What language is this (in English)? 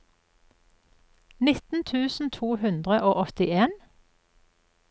Norwegian